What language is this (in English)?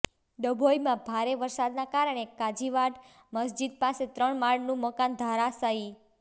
Gujarati